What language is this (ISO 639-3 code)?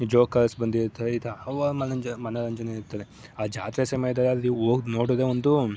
kan